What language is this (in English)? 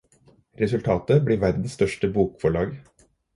Norwegian Bokmål